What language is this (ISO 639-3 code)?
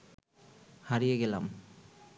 ben